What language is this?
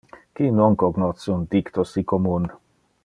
Interlingua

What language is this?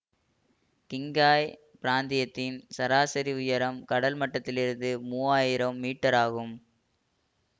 Tamil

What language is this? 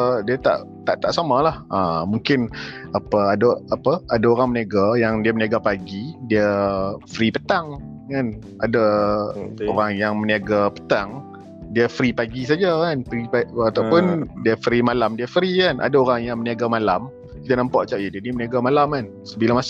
Malay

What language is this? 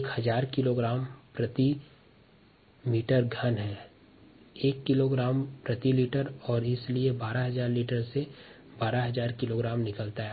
Hindi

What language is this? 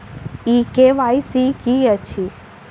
Maithili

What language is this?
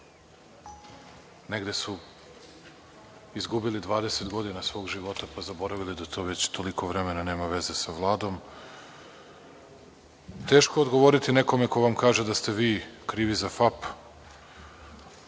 Serbian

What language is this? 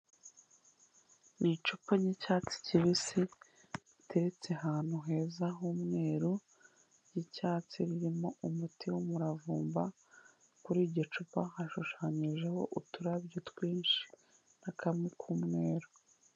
Kinyarwanda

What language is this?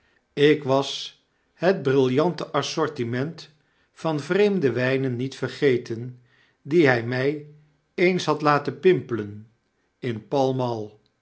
Dutch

